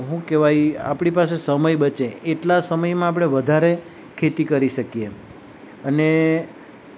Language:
Gujarati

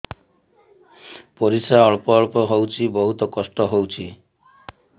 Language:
Odia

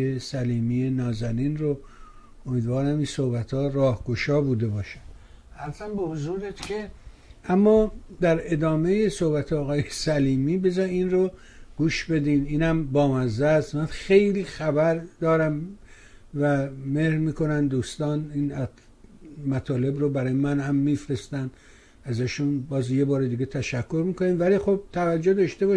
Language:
Persian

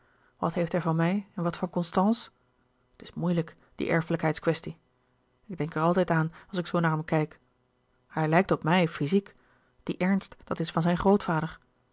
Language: Dutch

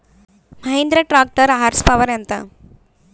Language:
Telugu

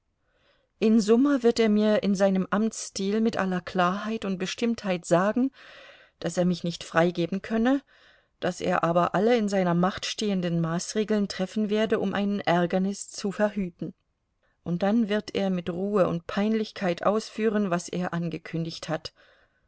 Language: German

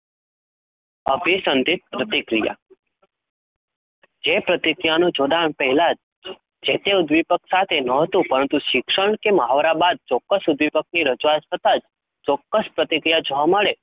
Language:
Gujarati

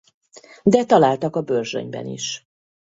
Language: Hungarian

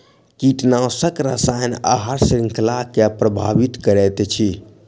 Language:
Maithili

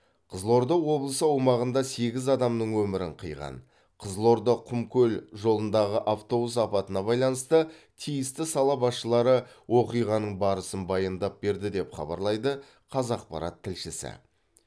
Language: Kazakh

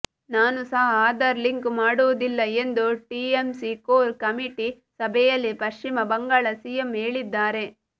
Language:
Kannada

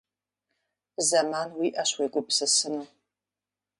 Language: Kabardian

